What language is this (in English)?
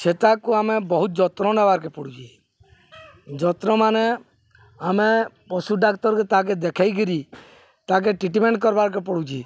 Odia